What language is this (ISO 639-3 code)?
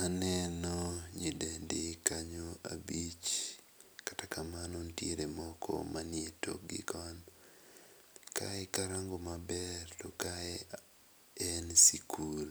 luo